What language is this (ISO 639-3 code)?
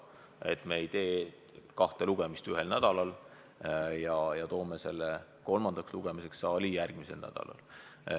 est